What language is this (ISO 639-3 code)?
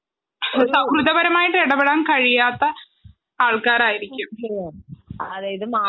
mal